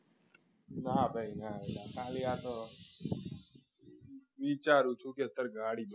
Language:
Gujarati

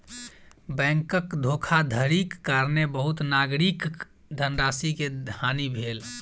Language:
Maithili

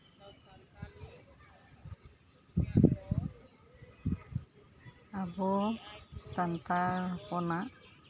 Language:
Santali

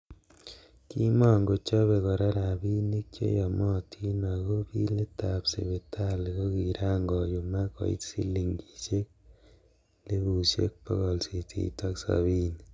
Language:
Kalenjin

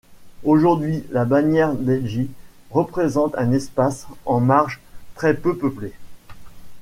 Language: French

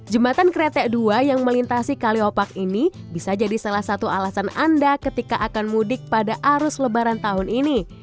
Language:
Indonesian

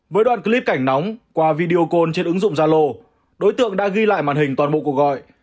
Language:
Vietnamese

